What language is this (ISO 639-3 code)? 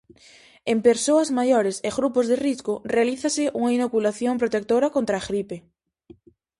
glg